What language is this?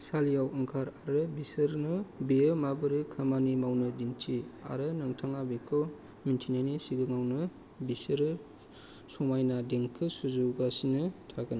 Bodo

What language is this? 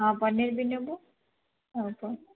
Odia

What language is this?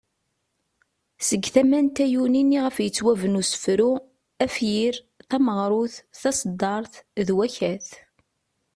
Kabyle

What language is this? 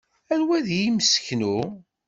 Kabyle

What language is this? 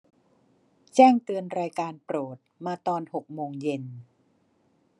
Thai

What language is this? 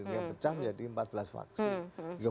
Indonesian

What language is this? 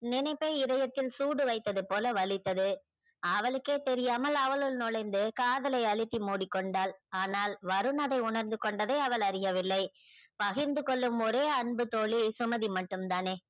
Tamil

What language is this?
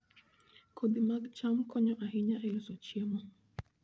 Luo (Kenya and Tanzania)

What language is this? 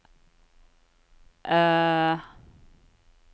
Norwegian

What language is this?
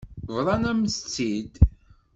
Kabyle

